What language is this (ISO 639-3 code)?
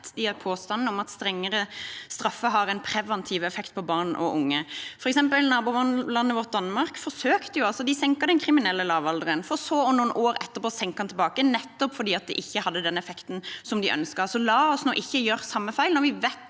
nor